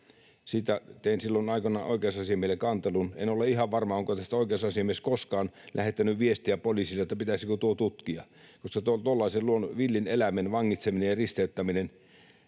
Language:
Finnish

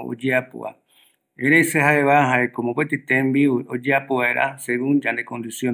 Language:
Eastern Bolivian Guaraní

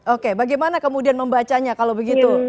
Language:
Indonesian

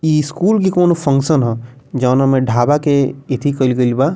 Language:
Bhojpuri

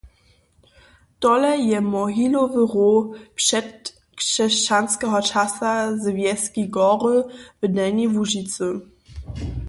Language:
Upper Sorbian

